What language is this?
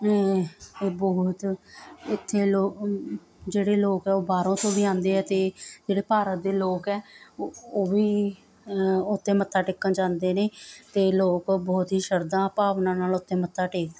Punjabi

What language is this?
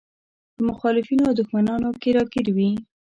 Pashto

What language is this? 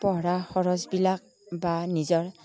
Assamese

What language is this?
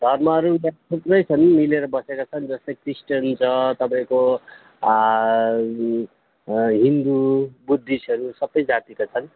Nepali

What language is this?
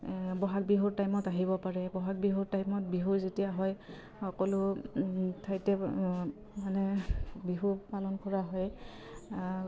Assamese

